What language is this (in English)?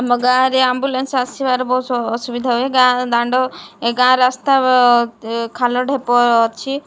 Odia